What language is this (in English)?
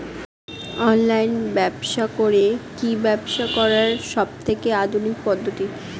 Bangla